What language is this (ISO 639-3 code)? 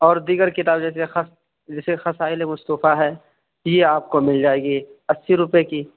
urd